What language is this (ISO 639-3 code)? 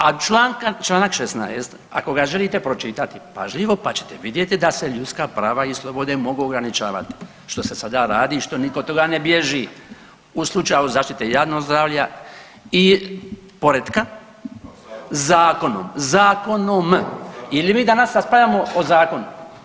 hrv